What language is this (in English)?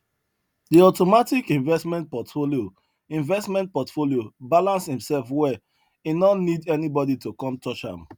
Nigerian Pidgin